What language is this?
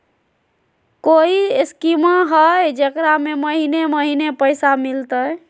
Magahi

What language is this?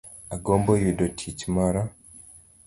Luo (Kenya and Tanzania)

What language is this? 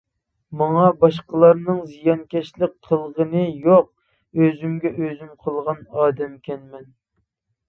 Uyghur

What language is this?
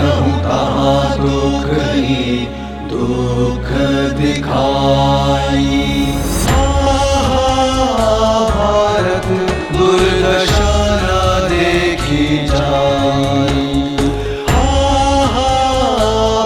Hindi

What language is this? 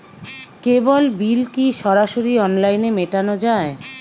Bangla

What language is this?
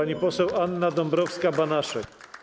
Polish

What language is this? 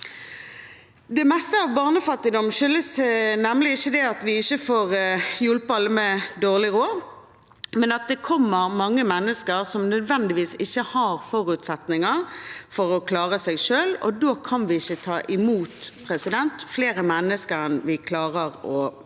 Norwegian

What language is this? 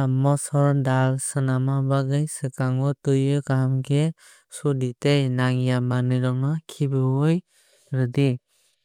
Kok Borok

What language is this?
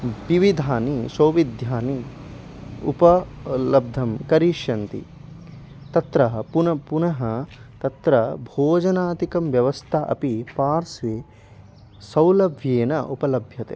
Sanskrit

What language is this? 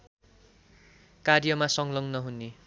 Nepali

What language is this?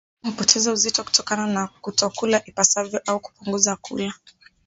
Swahili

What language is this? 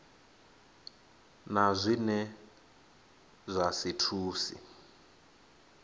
Venda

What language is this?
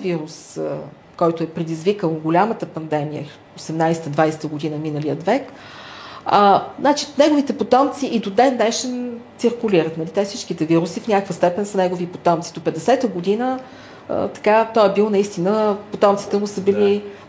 Bulgarian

